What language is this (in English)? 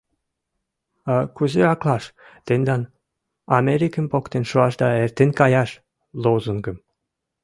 Mari